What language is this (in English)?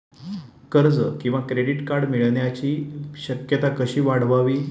Marathi